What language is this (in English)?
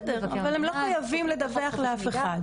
Hebrew